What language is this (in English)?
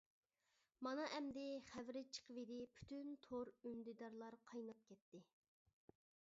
Uyghur